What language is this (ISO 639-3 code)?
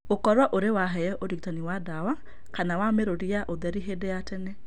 kik